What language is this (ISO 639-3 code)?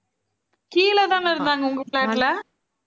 tam